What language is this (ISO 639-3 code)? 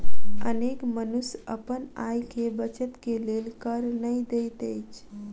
mai